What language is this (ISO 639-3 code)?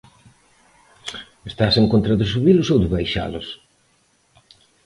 glg